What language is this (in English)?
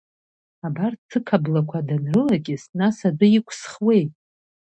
Abkhazian